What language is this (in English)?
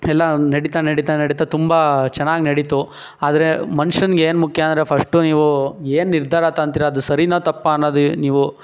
Kannada